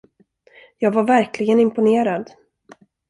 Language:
Swedish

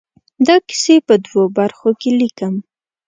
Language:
Pashto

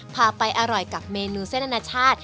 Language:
Thai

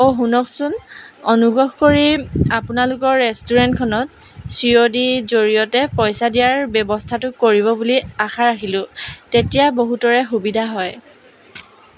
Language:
Assamese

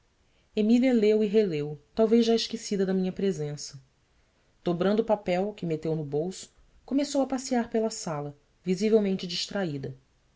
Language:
Portuguese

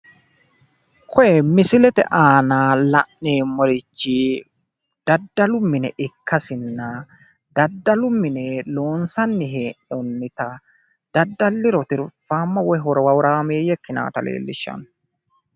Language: Sidamo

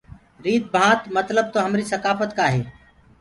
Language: Gurgula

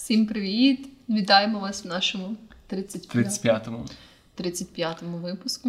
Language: Ukrainian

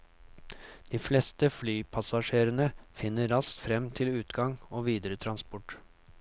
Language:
Norwegian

